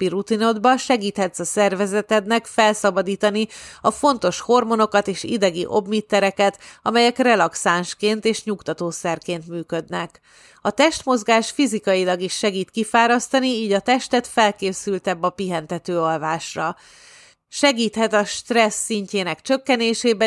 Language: Hungarian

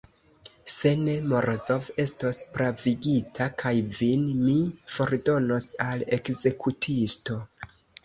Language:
Esperanto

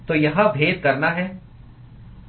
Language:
Hindi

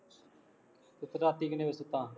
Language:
Punjabi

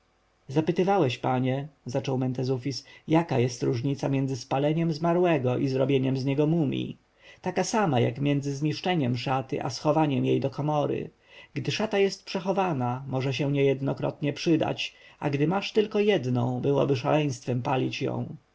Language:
Polish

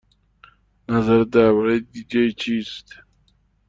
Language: Persian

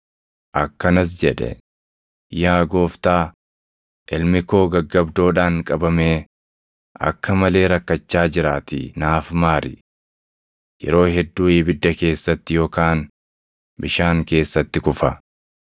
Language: Oromo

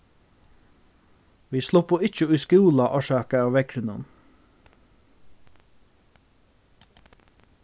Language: Faroese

